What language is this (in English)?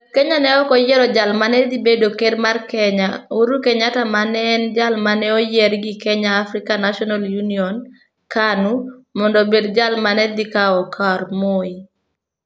Luo (Kenya and Tanzania)